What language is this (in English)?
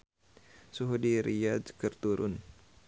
Sundanese